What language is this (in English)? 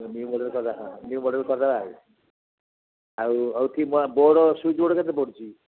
Odia